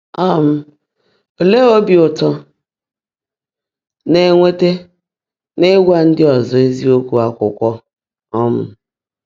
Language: Igbo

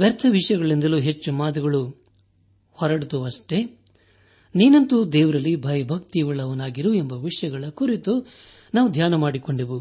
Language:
Kannada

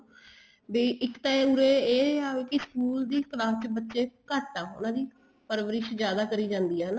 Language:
Punjabi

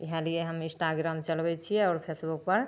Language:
Maithili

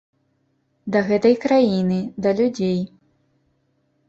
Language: Belarusian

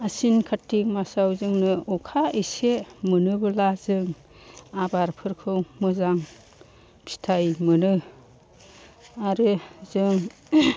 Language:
Bodo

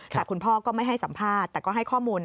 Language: Thai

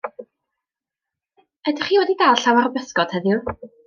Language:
Welsh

